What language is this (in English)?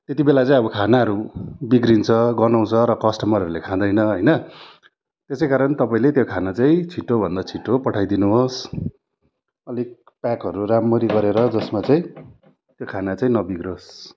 Nepali